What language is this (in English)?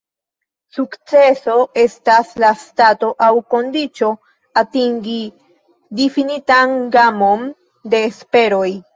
Esperanto